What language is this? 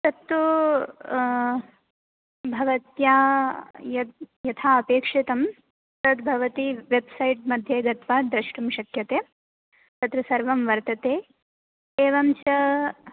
Sanskrit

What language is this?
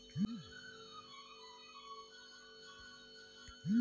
Kannada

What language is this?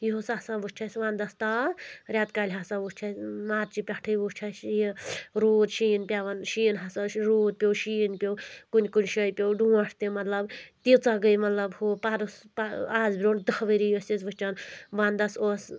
Kashmiri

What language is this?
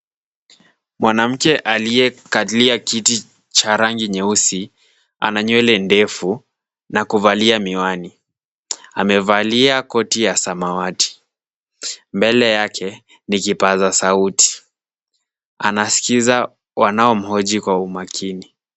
Swahili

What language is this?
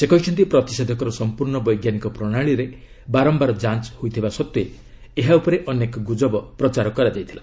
Odia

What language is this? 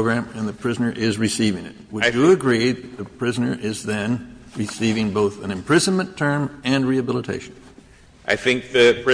English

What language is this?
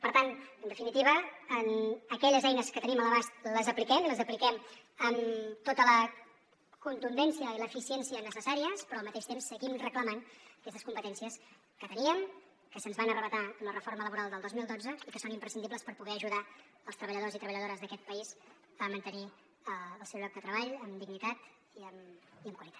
Catalan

